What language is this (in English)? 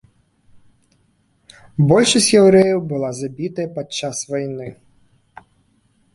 Belarusian